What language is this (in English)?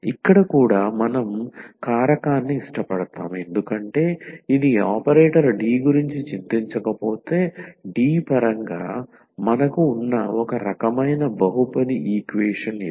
Telugu